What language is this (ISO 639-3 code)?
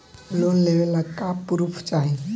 bho